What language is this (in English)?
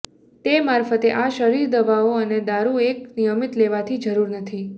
Gujarati